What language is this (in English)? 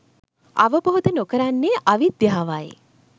Sinhala